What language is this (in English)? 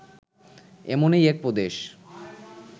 Bangla